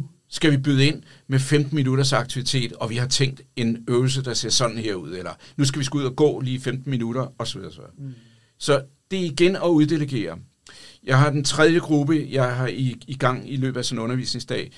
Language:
Danish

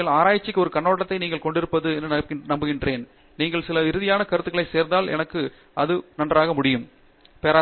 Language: Tamil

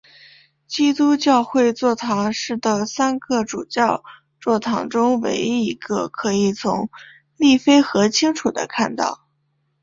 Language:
Chinese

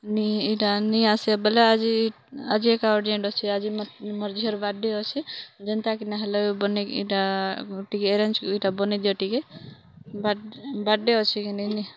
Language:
Odia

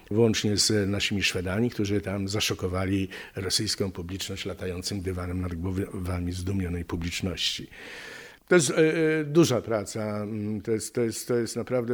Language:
Polish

